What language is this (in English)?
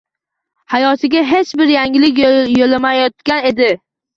Uzbek